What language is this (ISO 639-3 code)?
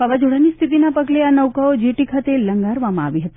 guj